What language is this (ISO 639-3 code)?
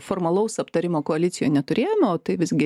lit